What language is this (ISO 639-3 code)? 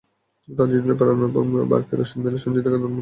ben